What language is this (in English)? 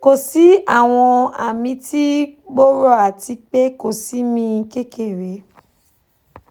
Yoruba